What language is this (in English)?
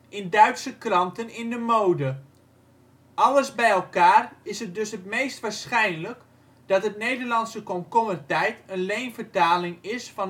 Dutch